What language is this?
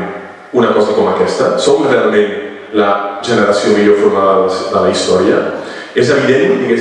Spanish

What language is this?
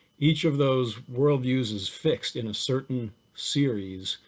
English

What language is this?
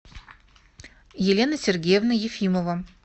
Russian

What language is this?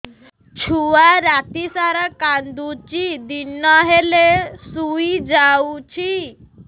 Odia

